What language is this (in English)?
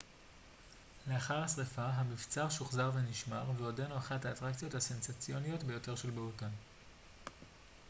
Hebrew